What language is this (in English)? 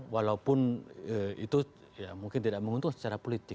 Indonesian